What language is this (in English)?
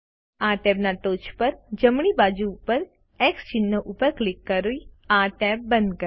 Gujarati